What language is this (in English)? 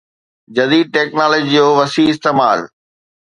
Sindhi